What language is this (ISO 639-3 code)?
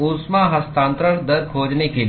hin